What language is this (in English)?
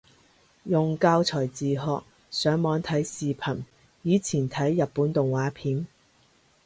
Cantonese